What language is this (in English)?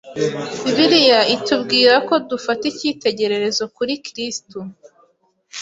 Kinyarwanda